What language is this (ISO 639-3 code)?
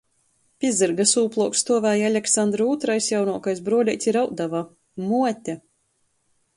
ltg